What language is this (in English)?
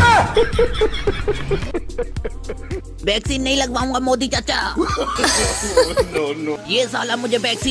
Hindi